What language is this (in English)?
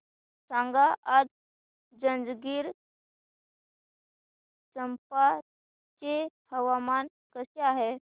Marathi